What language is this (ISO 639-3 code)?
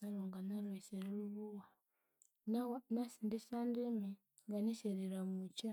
koo